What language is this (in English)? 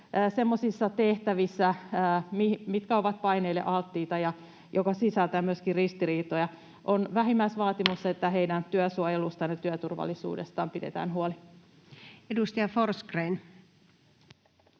Finnish